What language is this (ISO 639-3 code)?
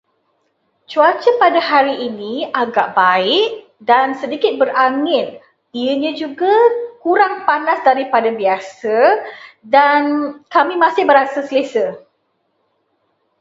msa